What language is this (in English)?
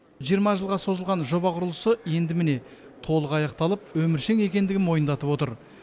Kazakh